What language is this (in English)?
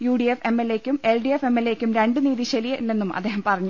Malayalam